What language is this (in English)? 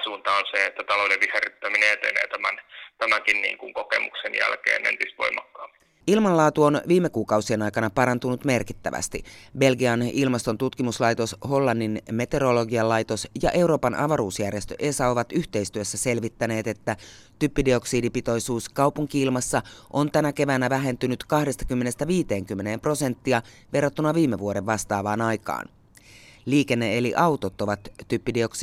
Finnish